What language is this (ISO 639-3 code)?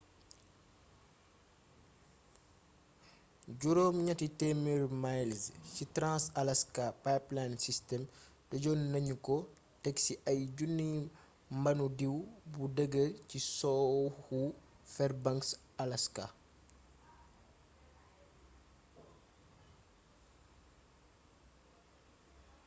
wol